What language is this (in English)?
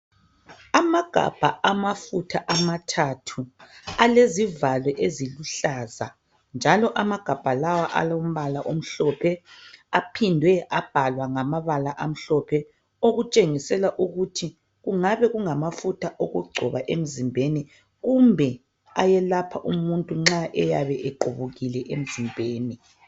North Ndebele